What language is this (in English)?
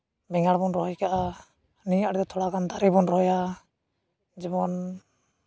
Santali